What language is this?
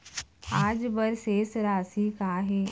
Chhattisgarhi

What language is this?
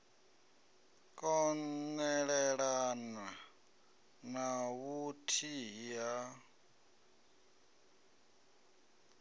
Venda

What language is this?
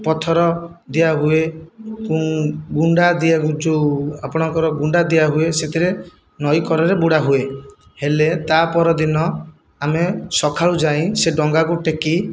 Odia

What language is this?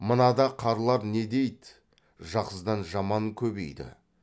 Kazakh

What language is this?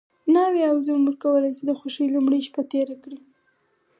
Pashto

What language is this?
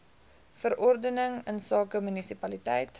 Afrikaans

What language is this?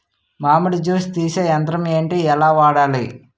Telugu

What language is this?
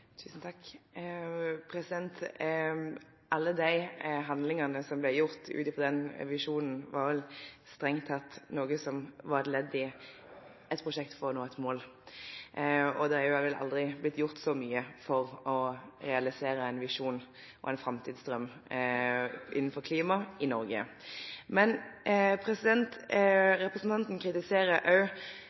Norwegian Bokmål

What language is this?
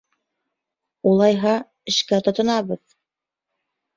Bashkir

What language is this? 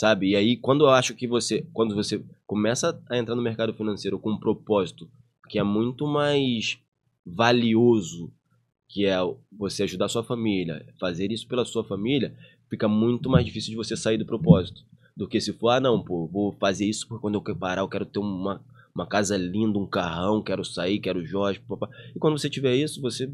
Portuguese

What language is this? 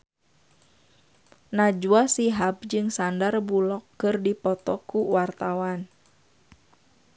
Sundanese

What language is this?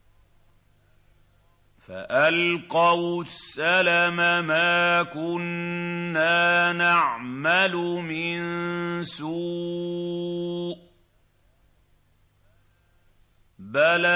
Arabic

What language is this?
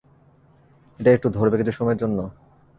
Bangla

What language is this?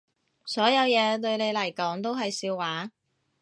Cantonese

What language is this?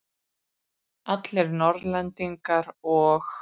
Icelandic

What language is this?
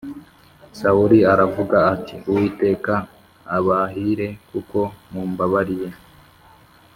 Kinyarwanda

